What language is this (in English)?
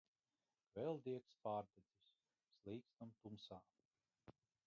Latvian